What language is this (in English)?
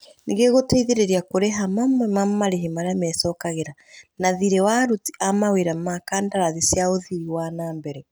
Kikuyu